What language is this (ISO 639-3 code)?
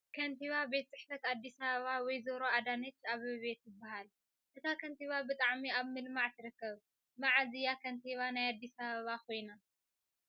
tir